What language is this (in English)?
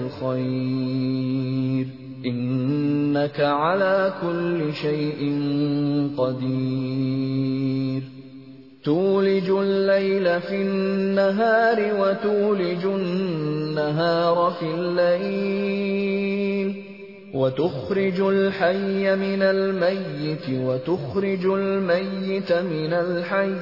Urdu